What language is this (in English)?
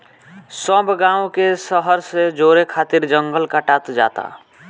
Bhojpuri